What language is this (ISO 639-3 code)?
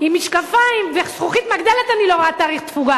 heb